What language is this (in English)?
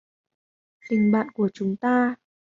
Vietnamese